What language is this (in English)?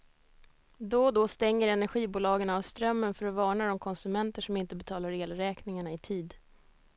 Swedish